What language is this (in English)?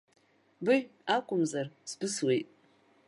Abkhazian